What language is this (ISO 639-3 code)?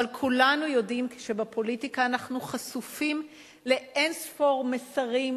heb